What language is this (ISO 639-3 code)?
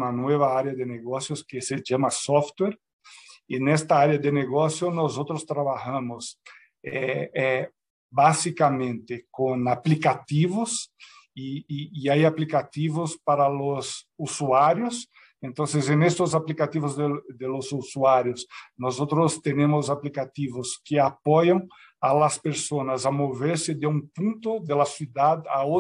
spa